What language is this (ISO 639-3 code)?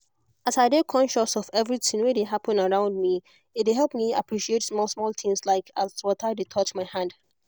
pcm